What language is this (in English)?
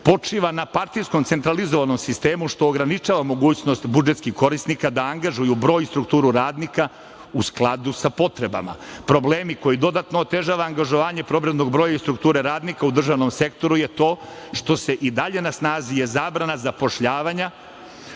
Serbian